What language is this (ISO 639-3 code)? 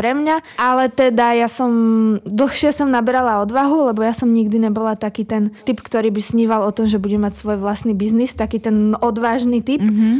slk